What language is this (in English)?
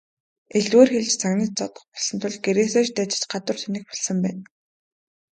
Mongolian